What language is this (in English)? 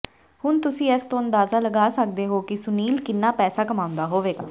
Punjabi